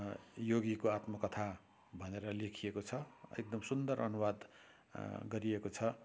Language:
Nepali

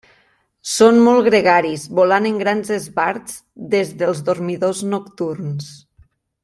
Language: Catalan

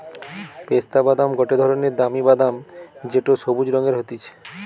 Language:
Bangla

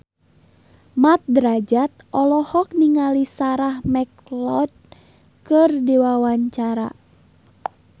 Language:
Sundanese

